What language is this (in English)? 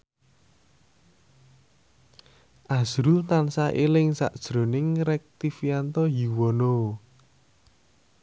Javanese